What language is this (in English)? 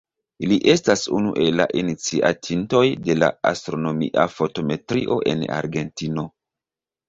Esperanto